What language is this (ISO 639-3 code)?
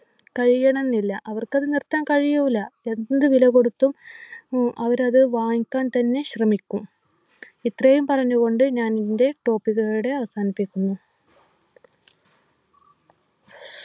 mal